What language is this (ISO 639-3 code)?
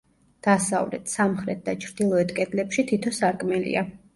kat